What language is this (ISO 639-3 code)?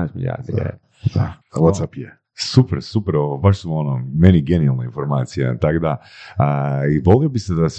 hrv